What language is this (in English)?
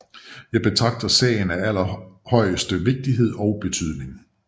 Danish